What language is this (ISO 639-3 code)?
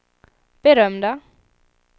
swe